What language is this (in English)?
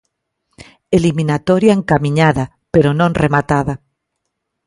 Galician